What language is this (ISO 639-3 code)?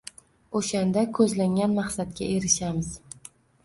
uzb